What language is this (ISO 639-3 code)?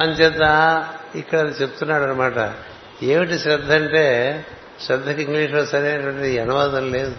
tel